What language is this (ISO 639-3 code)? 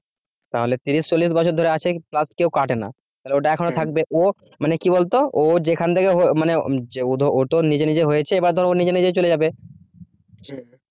ben